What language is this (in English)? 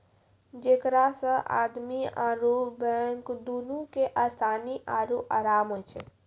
Maithili